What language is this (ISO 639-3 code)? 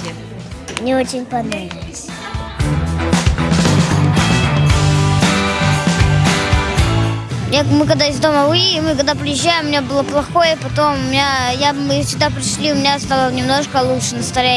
rus